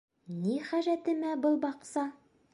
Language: Bashkir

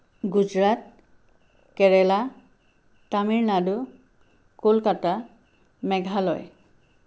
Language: Assamese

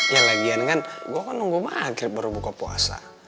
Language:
Indonesian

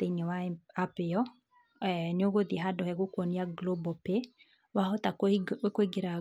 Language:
Kikuyu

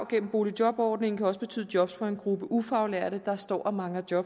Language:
Danish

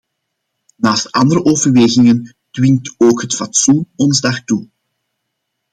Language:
Dutch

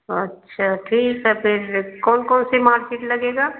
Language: Hindi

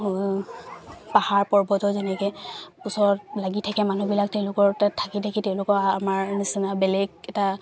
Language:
Assamese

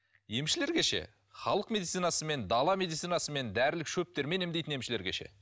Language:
Kazakh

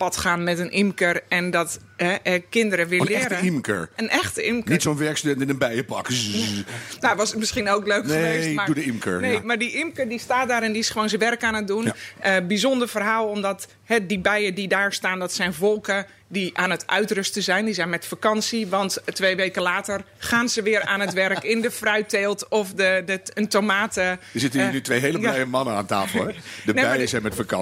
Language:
Dutch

